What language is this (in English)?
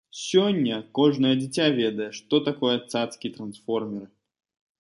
Belarusian